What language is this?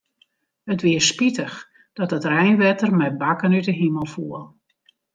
Western Frisian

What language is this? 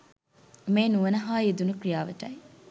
Sinhala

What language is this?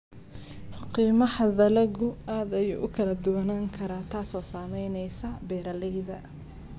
Somali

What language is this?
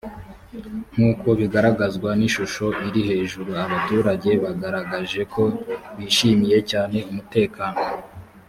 Kinyarwanda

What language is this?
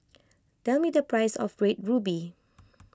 English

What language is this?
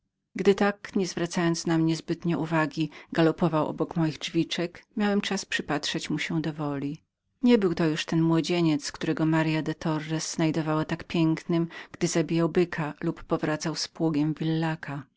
Polish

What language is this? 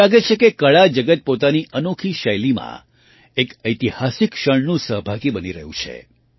Gujarati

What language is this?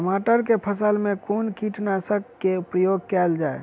Maithili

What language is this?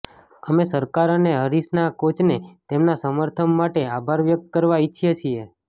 Gujarati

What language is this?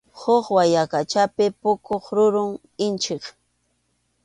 Arequipa-La Unión Quechua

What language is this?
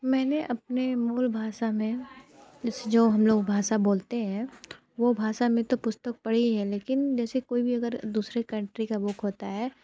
Hindi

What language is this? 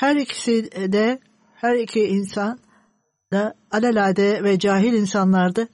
Turkish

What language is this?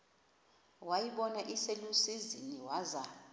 Xhosa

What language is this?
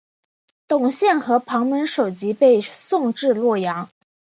Chinese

